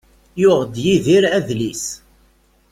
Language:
Kabyle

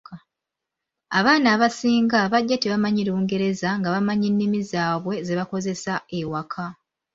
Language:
Ganda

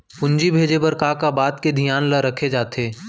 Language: Chhattisgarhi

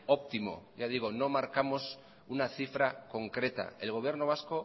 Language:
Spanish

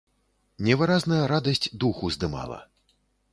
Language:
Belarusian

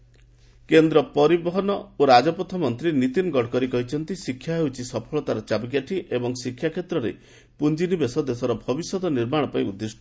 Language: Odia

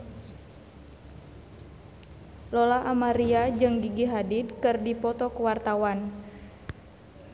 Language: Sundanese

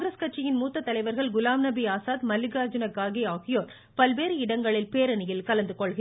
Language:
Tamil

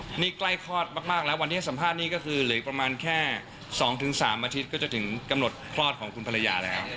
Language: Thai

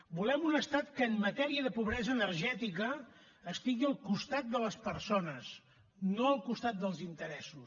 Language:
Catalan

